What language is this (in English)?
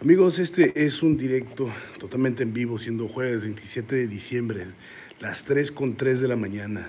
Spanish